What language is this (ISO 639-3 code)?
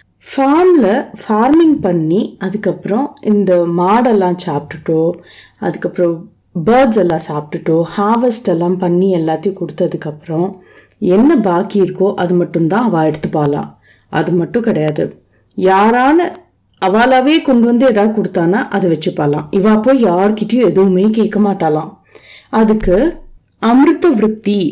tam